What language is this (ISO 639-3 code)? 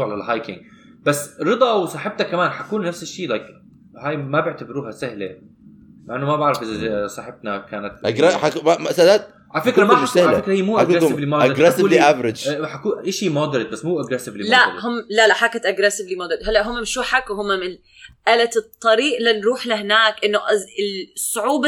ara